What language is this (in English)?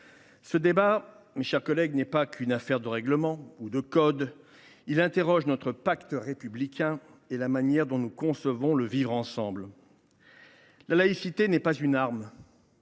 French